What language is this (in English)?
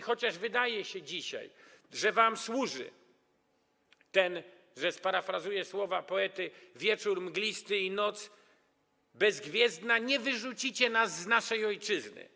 Polish